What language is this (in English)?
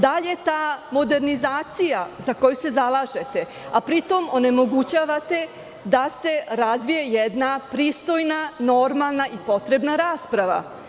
Serbian